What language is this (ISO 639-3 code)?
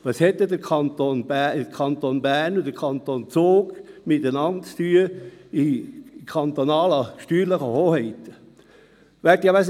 gsw